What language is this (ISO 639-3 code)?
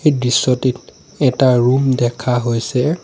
asm